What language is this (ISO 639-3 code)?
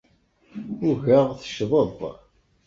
kab